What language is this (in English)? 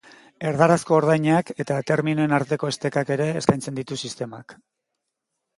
Basque